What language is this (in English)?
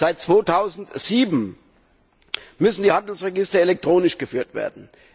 German